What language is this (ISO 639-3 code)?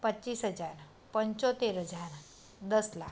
guj